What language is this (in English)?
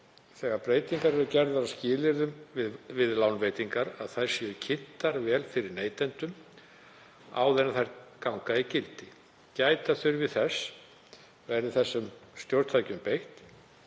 Icelandic